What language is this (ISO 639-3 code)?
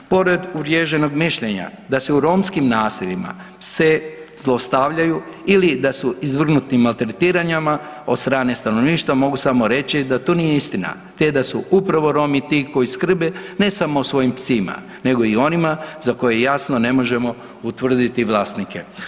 hrv